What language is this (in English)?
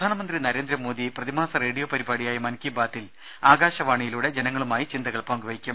Malayalam